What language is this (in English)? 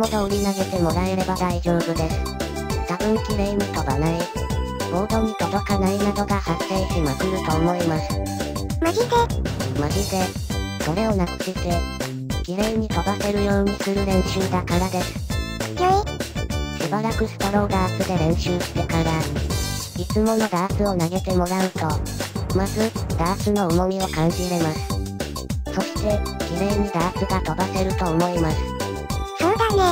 Japanese